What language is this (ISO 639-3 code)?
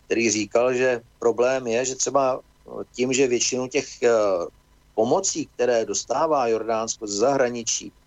ces